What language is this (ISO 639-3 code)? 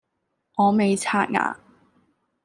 yue